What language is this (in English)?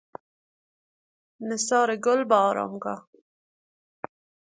Persian